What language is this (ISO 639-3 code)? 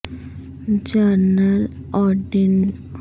urd